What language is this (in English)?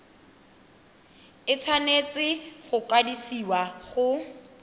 Tswana